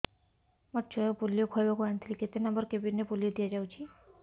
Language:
Odia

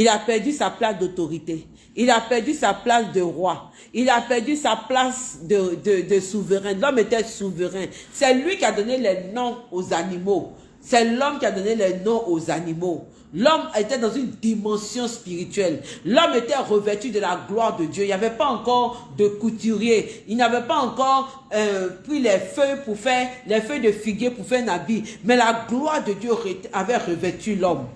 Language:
French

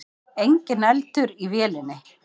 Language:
Icelandic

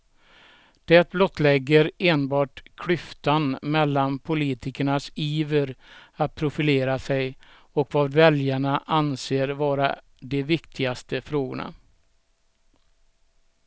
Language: Swedish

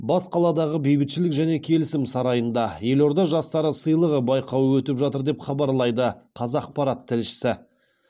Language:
Kazakh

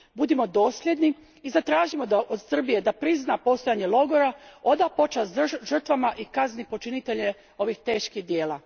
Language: Croatian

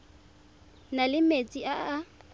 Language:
Tswana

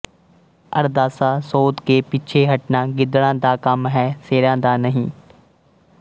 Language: Punjabi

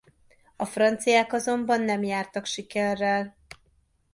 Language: Hungarian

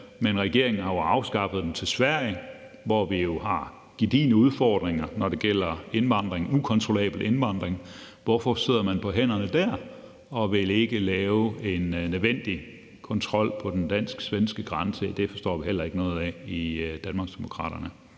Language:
Danish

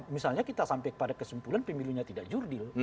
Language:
Indonesian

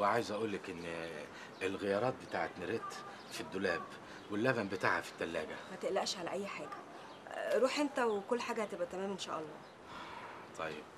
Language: Arabic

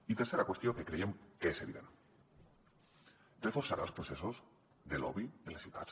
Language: Catalan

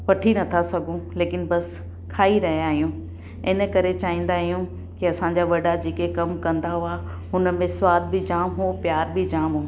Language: Sindhi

